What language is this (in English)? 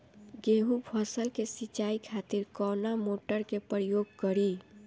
Bhojpuri